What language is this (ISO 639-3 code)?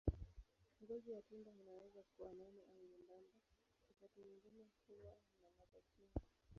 swa